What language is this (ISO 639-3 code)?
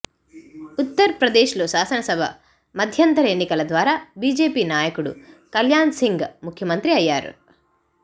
tel